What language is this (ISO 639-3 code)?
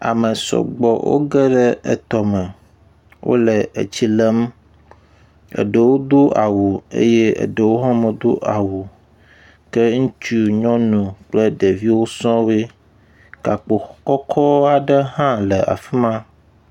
ewe